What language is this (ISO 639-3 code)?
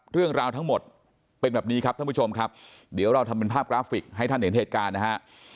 tha